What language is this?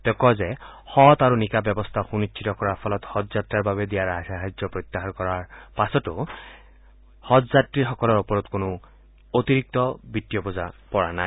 Assamese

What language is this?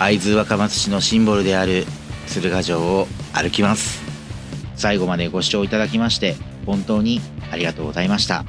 Japanese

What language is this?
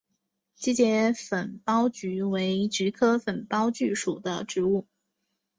Chinese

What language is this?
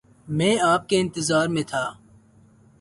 Urdu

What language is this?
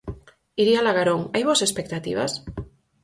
Galician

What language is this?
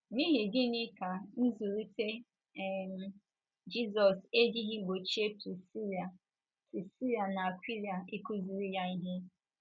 Igbo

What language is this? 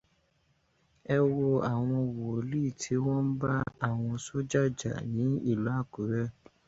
Yoruba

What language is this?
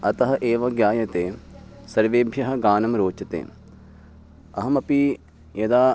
Sanskrit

